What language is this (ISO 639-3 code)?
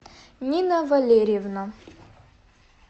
rus